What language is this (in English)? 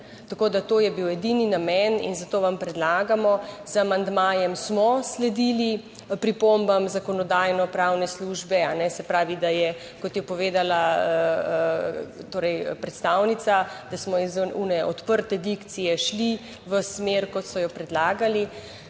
Slovenian